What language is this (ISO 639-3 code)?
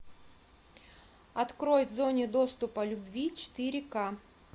rus